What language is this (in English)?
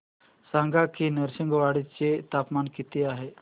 Marathi